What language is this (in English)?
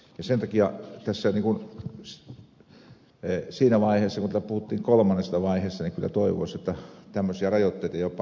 Finnish